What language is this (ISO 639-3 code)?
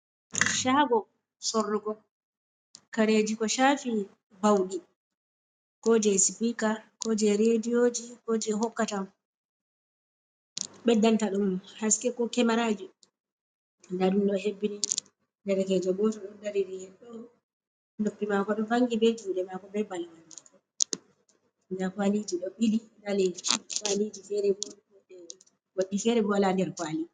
ful